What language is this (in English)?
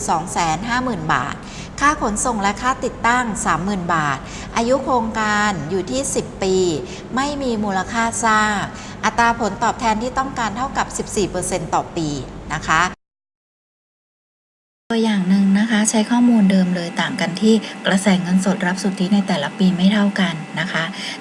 Thai